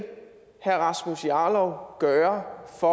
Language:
Danish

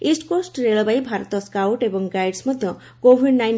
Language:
Odia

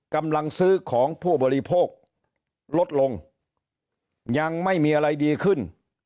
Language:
Thai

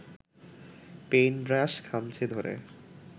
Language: Bangla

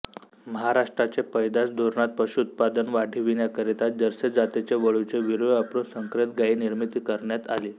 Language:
Marathi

